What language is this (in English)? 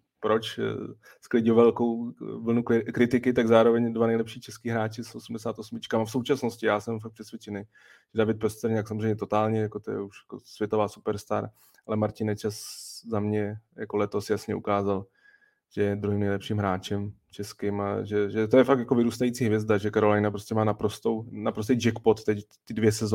Czech